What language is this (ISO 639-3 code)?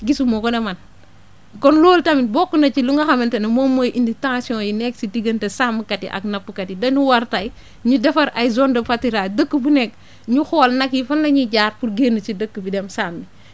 wol